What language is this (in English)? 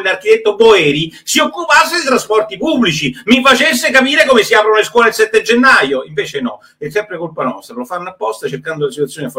Italian